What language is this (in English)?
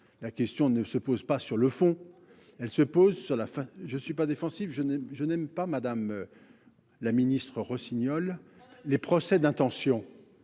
French